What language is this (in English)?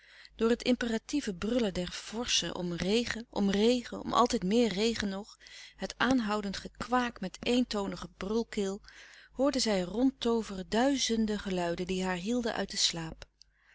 Dutch